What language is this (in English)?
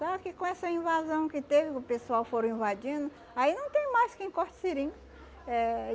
Portuguese